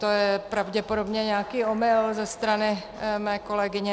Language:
Czech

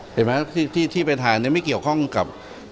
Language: Thai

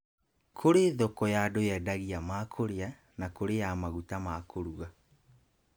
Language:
Kikuyu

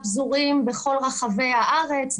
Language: Hebrew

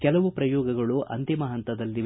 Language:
Kannada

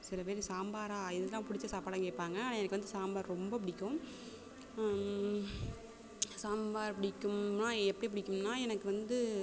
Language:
Tamil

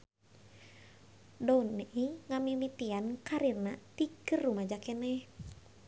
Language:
Sundanese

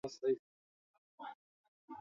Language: Swahili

